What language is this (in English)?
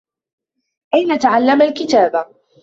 Arabic